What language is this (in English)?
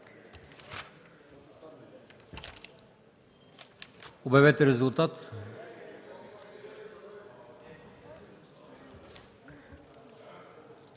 Bulgarian